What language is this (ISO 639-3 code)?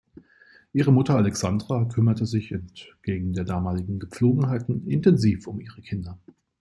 deu